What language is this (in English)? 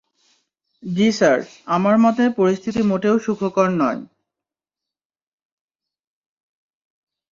Bangla